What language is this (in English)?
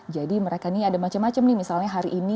Indonesian